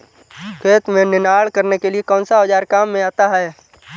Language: Hindi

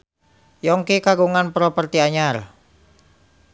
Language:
Sundanese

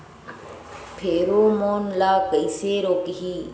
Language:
Chhattisgarhi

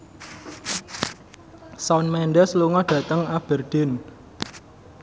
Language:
Javanese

